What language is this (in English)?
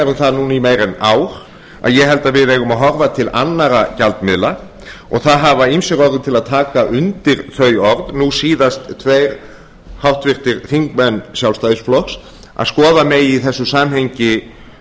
Icelandic